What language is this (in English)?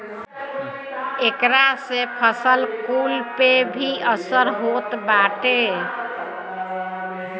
Bhojpuri